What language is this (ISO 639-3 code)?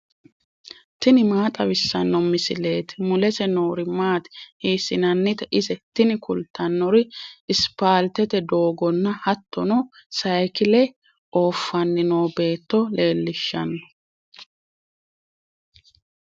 sid